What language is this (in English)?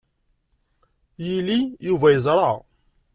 Kabyle